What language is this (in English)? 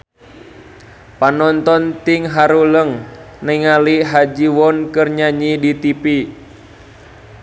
Sundanese